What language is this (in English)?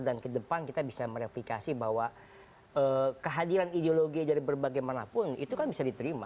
Indonesian